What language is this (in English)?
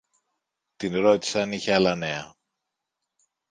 Greek